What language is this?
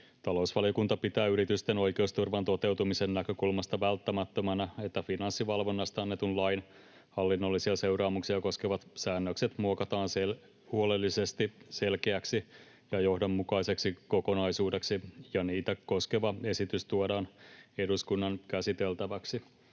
Finnish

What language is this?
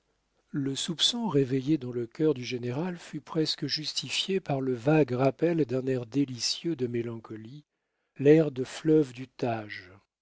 French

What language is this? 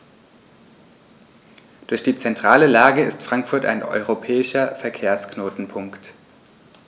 German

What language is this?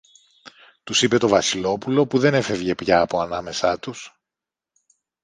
Greek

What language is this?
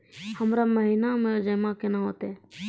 Maithili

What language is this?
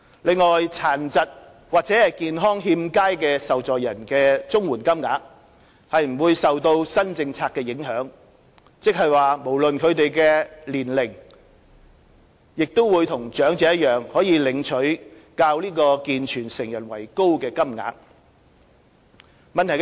Cantonese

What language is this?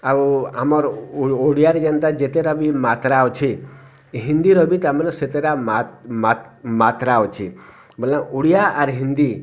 Odia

